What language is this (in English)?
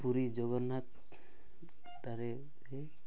Odia